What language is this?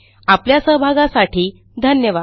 Marathi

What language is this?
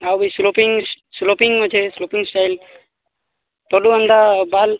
Odia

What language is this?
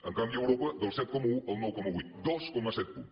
Catalan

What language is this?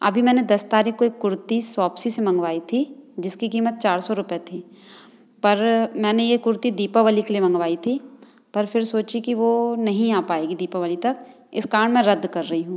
Hindi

